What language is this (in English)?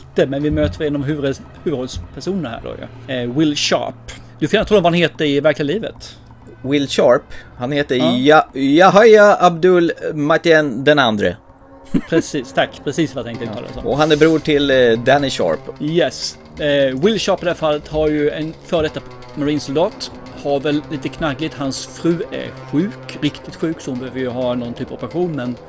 Swedish